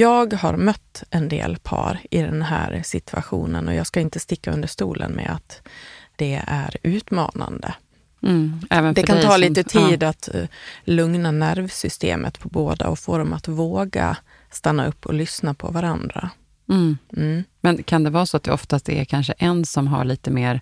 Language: Swedish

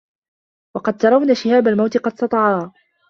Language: Arabic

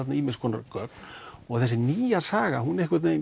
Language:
Icelandic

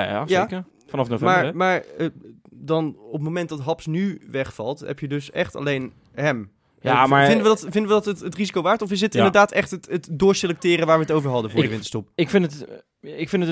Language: Dutch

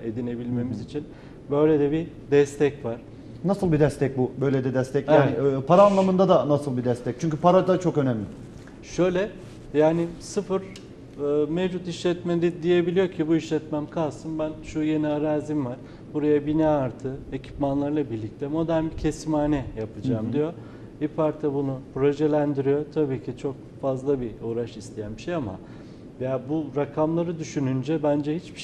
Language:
Turkish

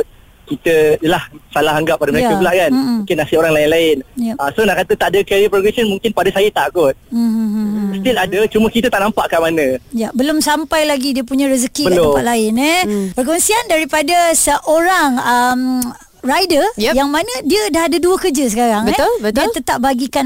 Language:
Malay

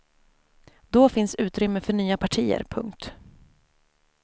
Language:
Swedish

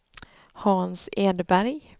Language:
Swedish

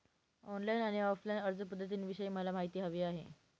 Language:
Marathi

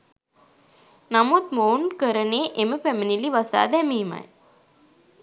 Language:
Sinhala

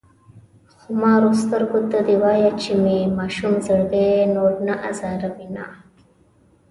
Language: Pashto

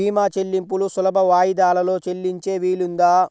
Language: Telugu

